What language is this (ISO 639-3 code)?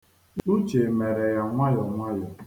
ibo